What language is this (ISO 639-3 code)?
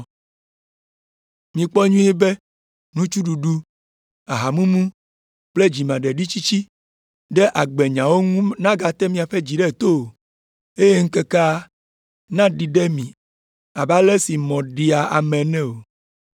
ewe